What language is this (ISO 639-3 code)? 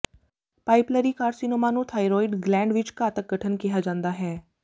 pan